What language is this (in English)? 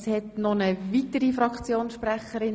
Swiss German